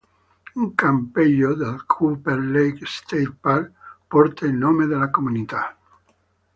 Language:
Italian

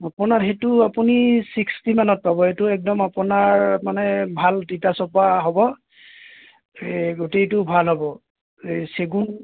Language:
Assamese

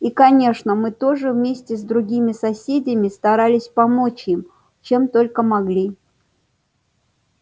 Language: Russian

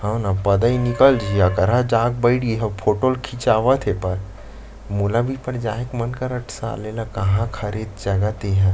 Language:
Chhattisgarhi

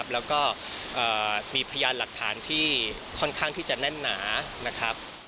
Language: Thai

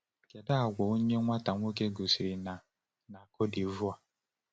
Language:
Igbo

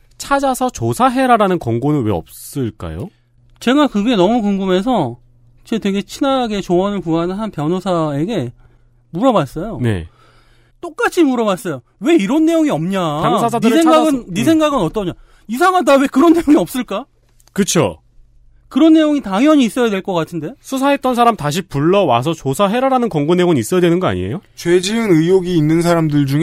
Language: Korean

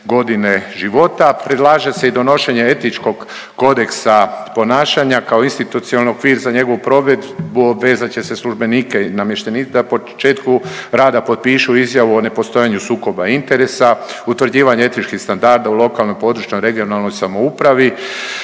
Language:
Croatian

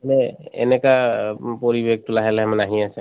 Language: Assamese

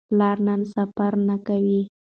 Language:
Pashto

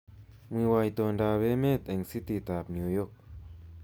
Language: Kalenjin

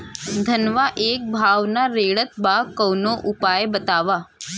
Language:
Bhojpuri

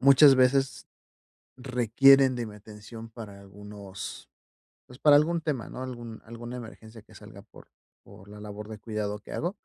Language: Spanish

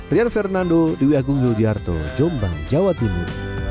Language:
Indonesian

